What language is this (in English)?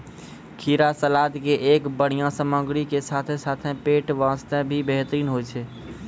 Maithili